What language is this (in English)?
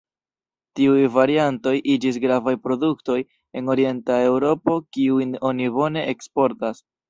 Esperanto